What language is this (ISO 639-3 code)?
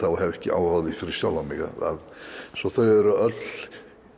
isl